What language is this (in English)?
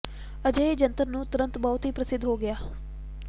Punjabi